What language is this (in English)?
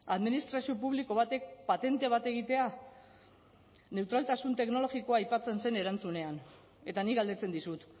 Basque